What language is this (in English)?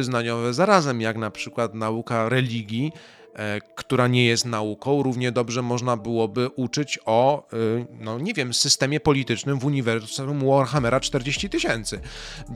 Polish